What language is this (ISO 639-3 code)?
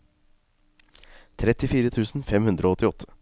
nor